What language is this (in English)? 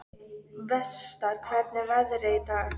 Icelandic